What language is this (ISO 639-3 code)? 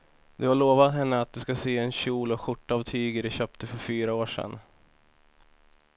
swe